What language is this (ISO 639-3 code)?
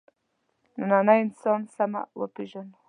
pus